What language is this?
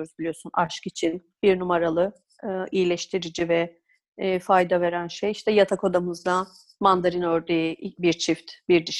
Turkish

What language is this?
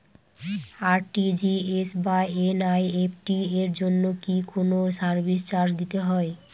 Bangla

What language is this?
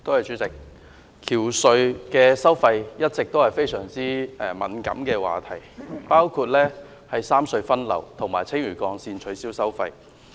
Cantonese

